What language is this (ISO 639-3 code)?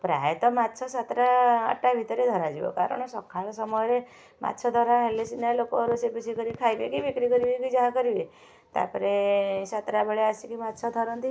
ori